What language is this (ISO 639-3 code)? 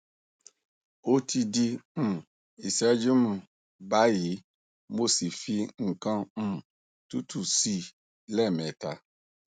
yor